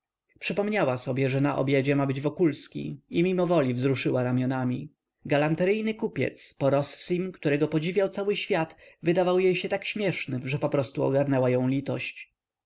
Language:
Polish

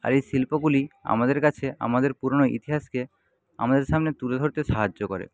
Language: Bangla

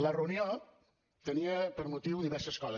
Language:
Catalan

